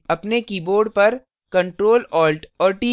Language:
Hindi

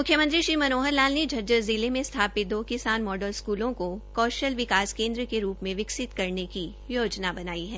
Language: Hindi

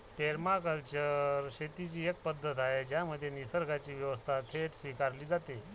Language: Marathi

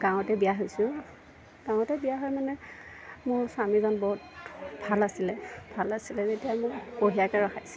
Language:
Assamese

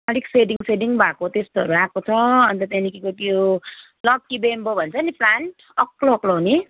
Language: Nepali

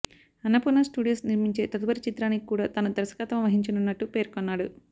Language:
Telugu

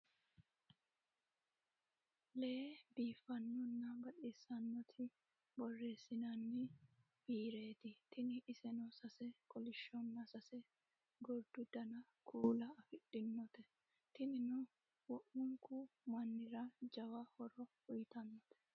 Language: Sidamo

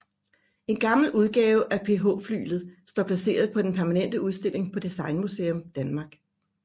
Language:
Danish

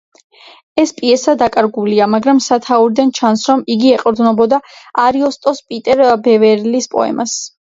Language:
Georgian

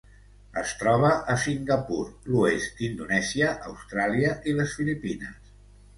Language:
Catalan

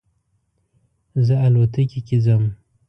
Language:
Pashto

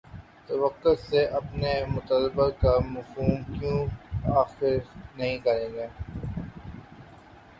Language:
Urdu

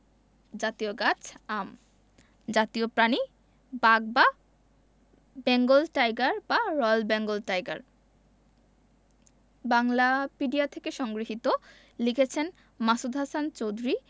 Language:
Bangla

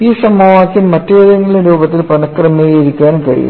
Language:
Malayalam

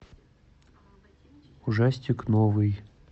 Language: Russian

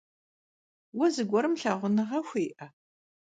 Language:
Kabardian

